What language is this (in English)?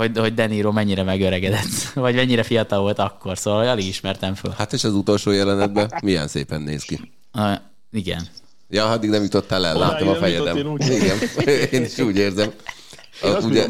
Hungarian